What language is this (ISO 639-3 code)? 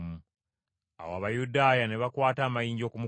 lug